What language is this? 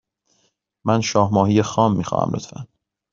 Persian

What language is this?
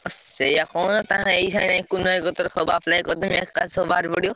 Odia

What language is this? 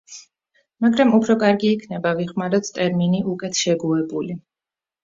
Georgian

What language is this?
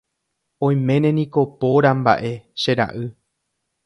Guarani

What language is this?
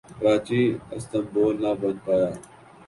Urdu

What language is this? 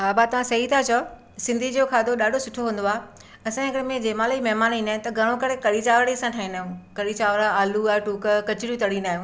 Sindhi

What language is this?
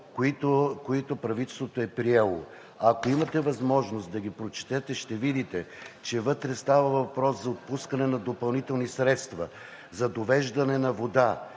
Bulgarian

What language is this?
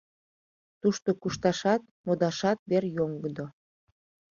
Mari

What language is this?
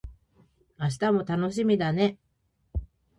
Japanese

